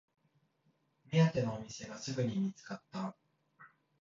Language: Japanese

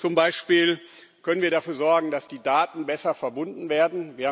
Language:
German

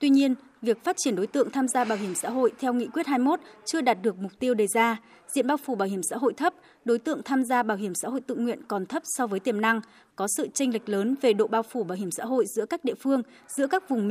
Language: Vietnamese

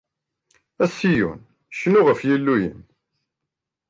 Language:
Kabyle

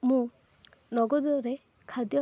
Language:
Odia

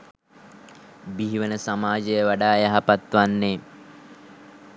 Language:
Sinhala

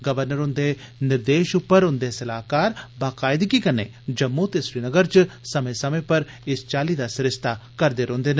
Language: Dogri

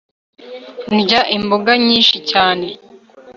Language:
Kinyarwanda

